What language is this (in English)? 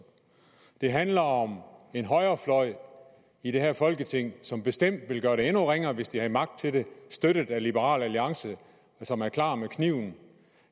Danish